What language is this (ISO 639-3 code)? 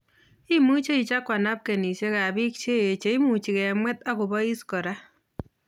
kln